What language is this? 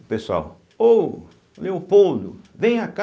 Portuguese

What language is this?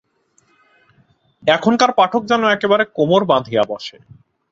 Bangla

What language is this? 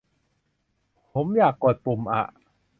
Thai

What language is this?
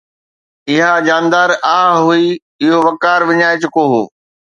Sindhi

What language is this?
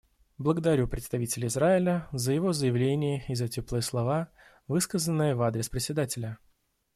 Russian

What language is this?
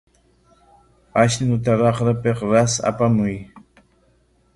Corongo Ancash Quechua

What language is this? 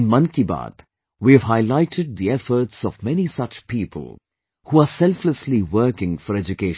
English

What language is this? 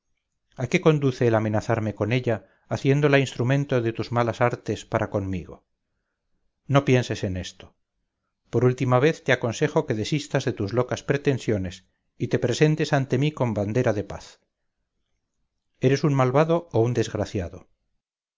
Spanish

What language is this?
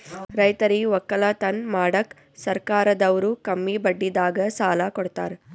Kannada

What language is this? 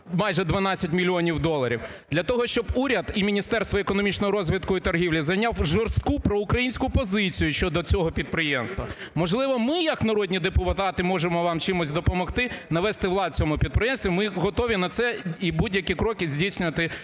Ukrainian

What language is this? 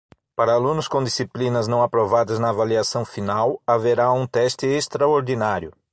Portuguese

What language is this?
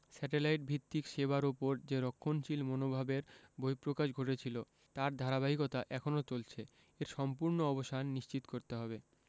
Bangla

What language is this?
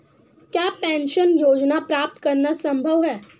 Hindi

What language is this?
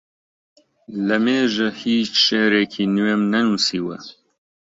Central Kurdish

